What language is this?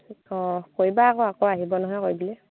Assamese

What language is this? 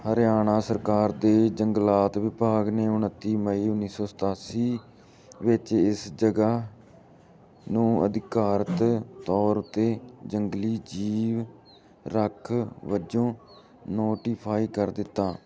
Punjabi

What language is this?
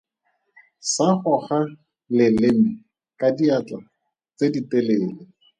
Tswana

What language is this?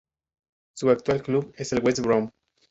Spanish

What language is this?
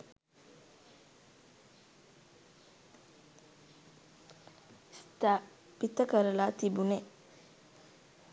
Sinhala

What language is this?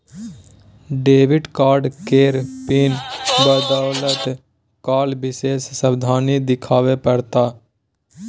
Maithili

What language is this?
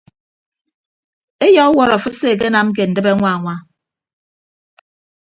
Ibibio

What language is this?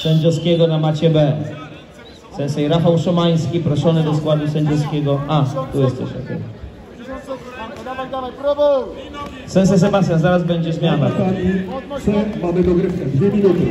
Polish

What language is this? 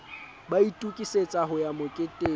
Southern Sotho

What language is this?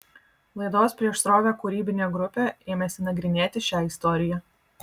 Lithuanian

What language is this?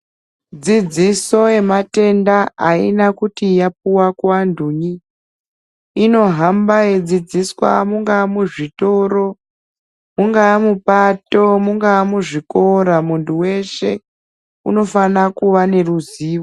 Ndau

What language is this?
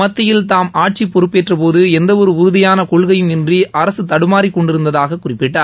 Tamil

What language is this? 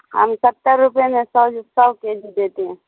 Urdu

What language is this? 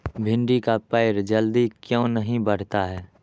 Magahi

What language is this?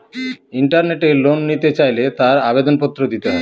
Bangla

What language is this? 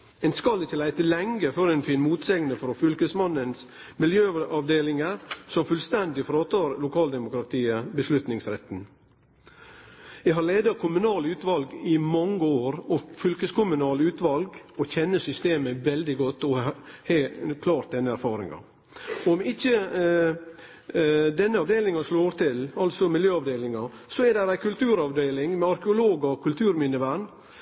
Norwegian Nynorsk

